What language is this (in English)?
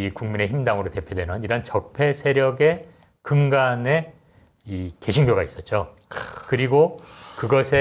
Korean